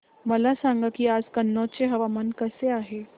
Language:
Marathi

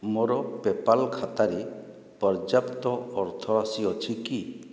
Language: Odia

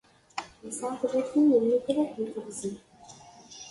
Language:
Kabyle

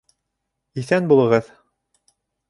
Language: Bashkir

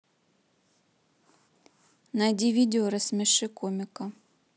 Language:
Russian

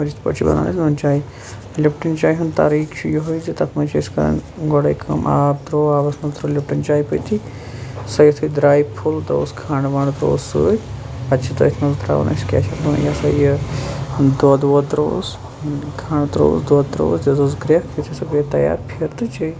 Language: Kashmiri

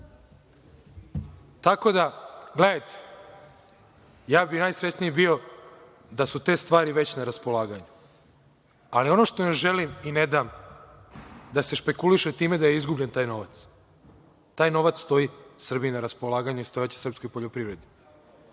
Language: Serbian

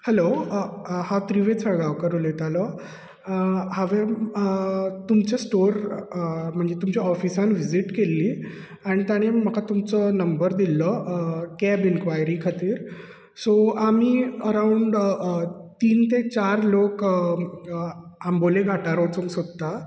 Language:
Konkani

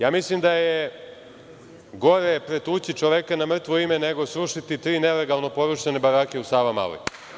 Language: Serbian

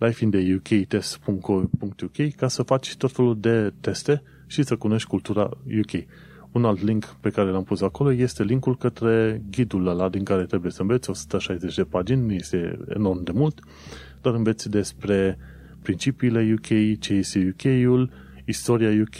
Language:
Romanian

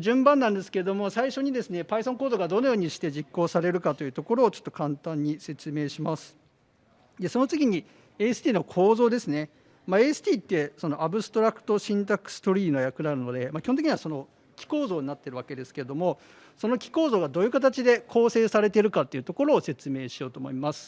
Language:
Japanese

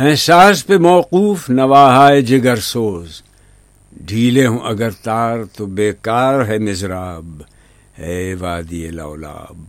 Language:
Urdu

